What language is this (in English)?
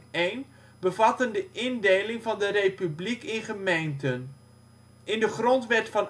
Dutch